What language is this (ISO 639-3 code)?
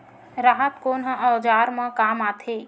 hne